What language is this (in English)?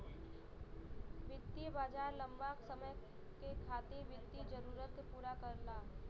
Bhojpuri